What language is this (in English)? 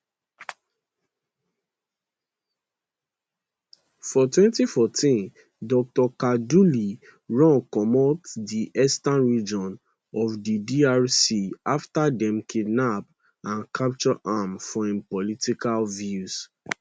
Nigerian Pidgin